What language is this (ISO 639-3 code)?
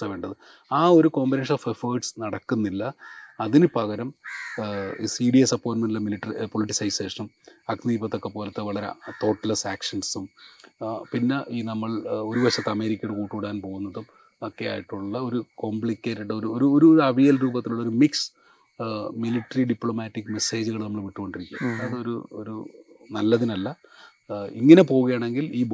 mal